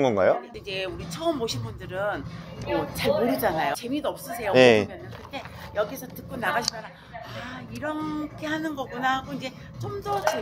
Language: Korean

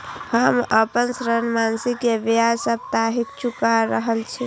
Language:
Maithili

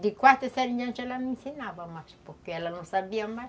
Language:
Portuguese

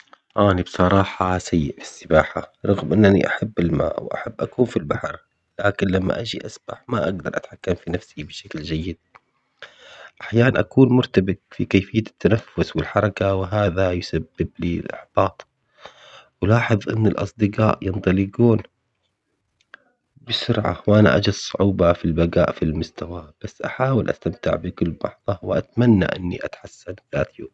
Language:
Omani Arabic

